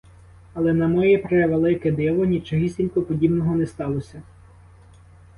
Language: Ukrainian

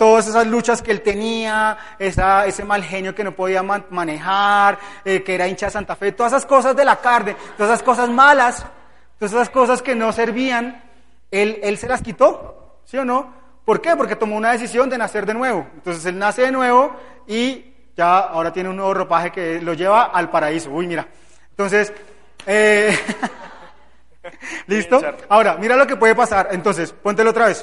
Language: Spanish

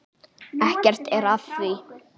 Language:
Icelandic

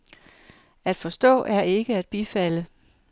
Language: Danish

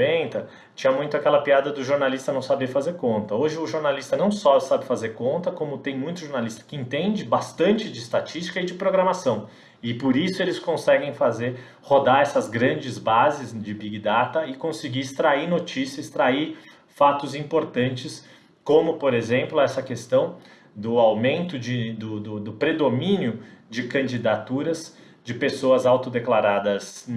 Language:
Portuguese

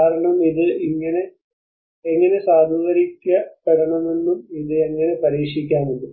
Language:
Malayalam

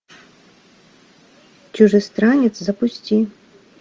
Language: Russian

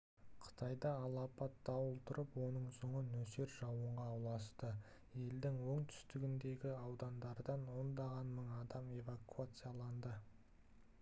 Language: Kazakh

